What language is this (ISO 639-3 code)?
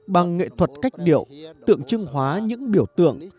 vie